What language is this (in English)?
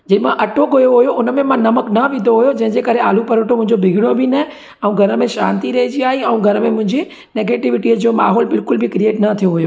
Sindhi